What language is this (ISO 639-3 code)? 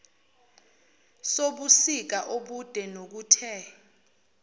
zul